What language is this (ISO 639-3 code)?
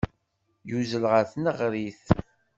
kab